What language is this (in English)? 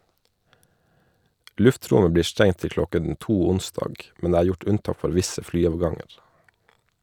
Norwegian